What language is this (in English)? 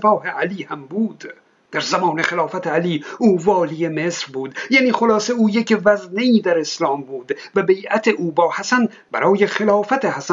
Persian